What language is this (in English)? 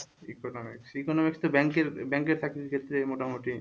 Bangla